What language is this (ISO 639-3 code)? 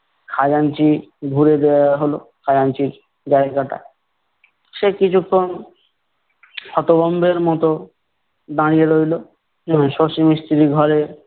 ben